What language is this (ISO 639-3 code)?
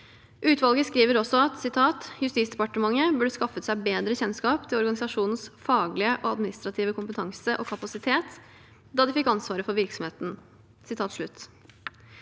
nor